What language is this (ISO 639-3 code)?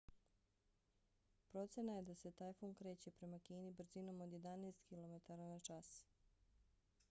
bos